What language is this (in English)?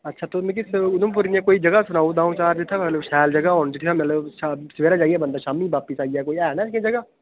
Dogri